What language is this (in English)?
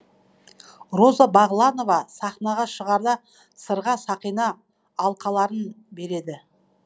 Kazakh